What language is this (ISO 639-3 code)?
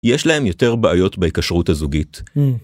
heb